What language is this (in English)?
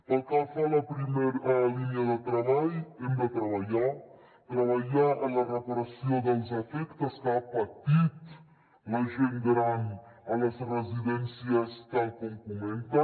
Catalan